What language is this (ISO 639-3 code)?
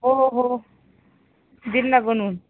mar